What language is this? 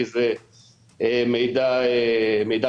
Hebrew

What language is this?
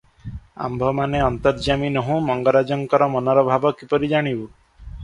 Odia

